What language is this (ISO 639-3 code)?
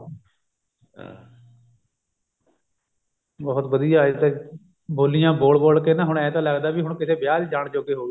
pan